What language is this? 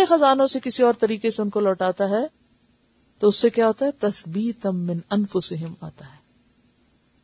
Urdu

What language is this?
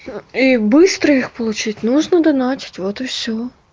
Russian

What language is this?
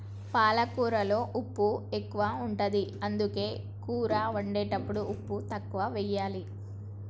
Telugu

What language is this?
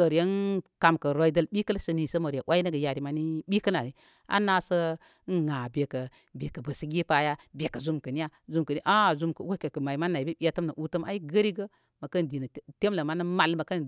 Koma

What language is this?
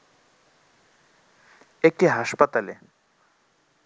Bangla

